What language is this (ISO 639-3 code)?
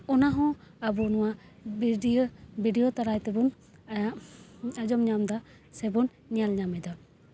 sat